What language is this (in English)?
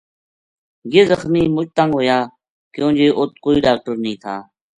Gujari